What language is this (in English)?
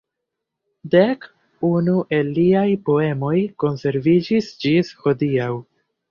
Esperanto